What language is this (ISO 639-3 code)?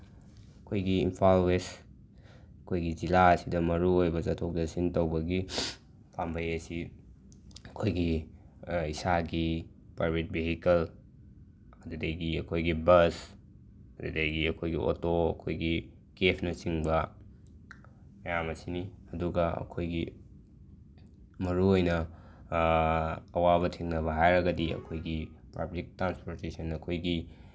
mni